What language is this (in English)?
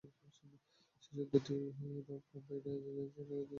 Bangla